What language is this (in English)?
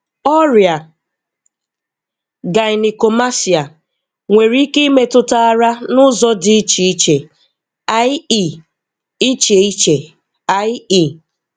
Igbo